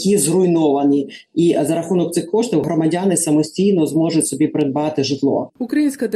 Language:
Ukrainian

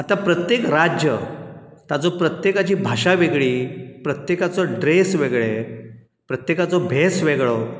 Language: Konkani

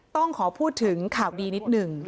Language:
Thai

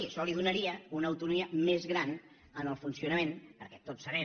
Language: Catalan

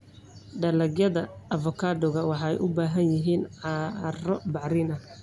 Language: Somali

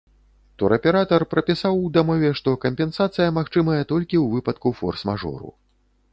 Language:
Belarusian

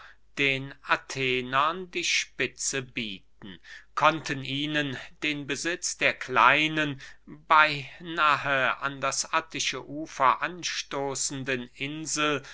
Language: German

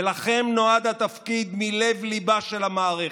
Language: Hebrew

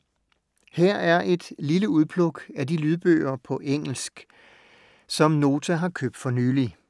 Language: Danish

